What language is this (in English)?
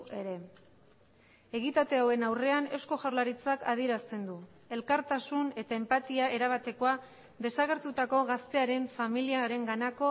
Basque